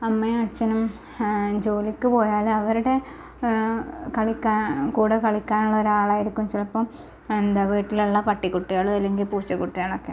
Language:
Malayalam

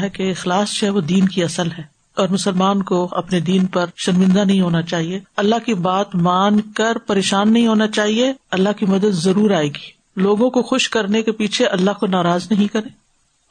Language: Urdu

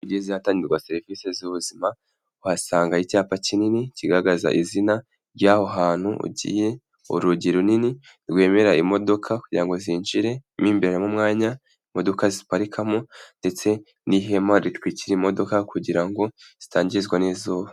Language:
Kinyarwanda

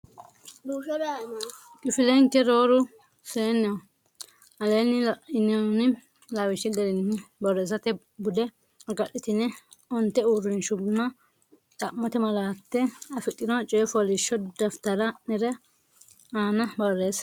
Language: Sidamo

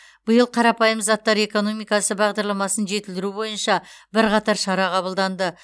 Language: Kazakh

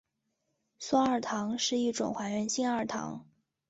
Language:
Chinese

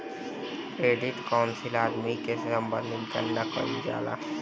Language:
Bhojpuri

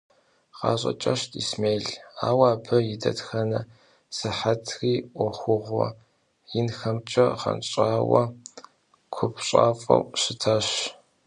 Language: Kabardian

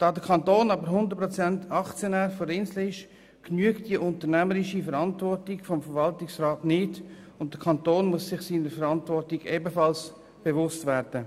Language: Swiss German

